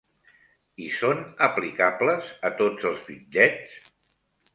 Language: Catalan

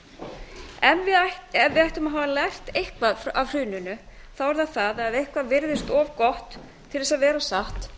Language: Icelandic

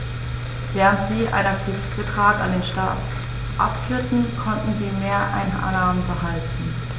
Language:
German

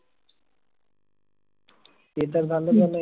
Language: Marathi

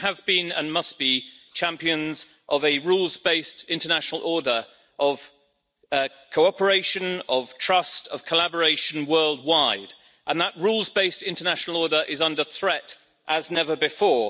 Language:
English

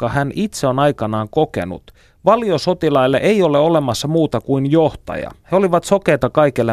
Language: Finnish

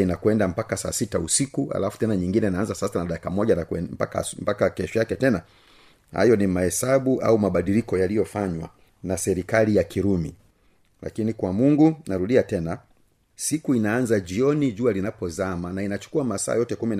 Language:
Swahili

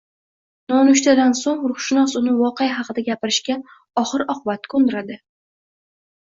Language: Uzbek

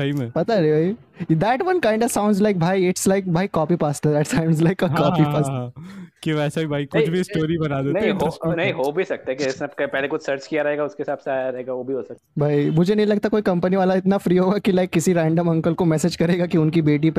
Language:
Hindi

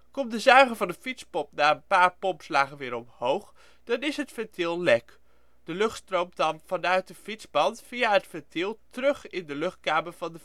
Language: Dutch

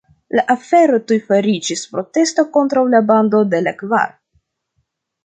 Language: Esperanto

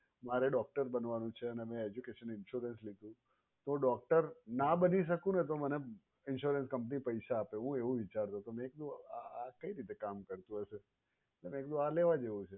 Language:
Gujarati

